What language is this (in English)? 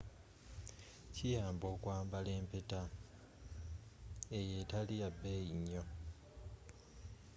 Ganda